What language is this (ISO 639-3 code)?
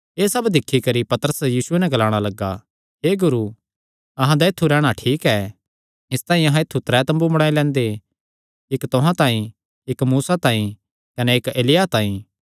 xnr